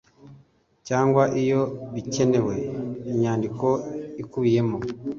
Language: Kinyarwanda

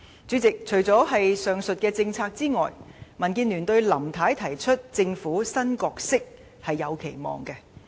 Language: Cantonese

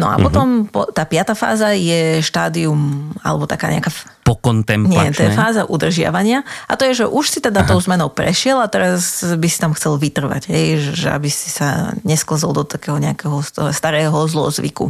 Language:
Slovak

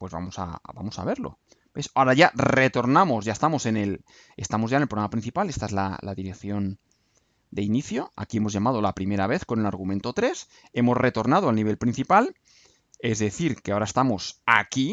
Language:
Spanish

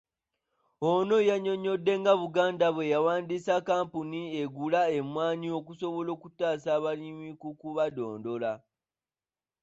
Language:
Ganda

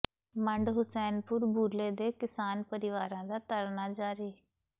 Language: Punjabi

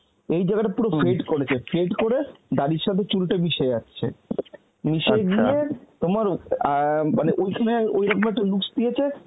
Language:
Bangla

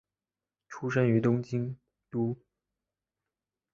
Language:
Chinese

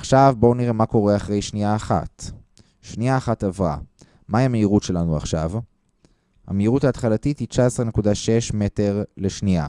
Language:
Hebrew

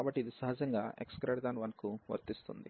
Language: Telugu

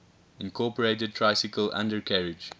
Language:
English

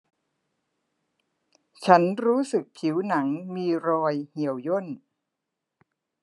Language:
Thai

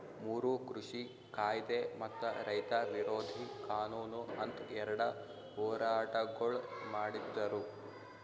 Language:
Kannada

